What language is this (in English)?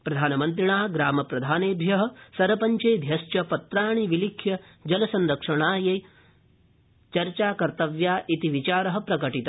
Sanskrit